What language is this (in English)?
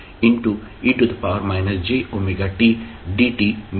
Marathi